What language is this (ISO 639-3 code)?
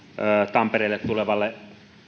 fin